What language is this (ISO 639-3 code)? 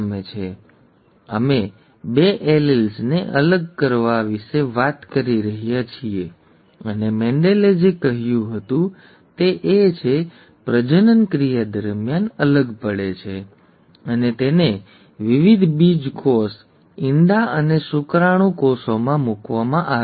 guj